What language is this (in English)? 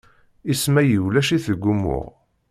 Kabyle